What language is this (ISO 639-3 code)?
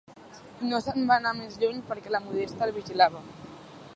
cat